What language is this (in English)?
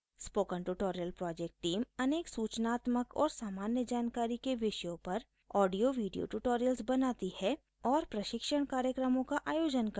Hindi